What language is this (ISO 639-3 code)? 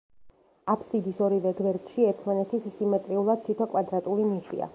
kat